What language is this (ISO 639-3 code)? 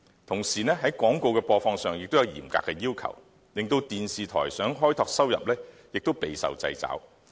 yue